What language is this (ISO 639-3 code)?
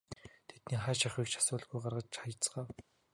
mon